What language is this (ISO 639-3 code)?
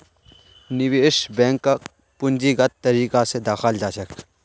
mag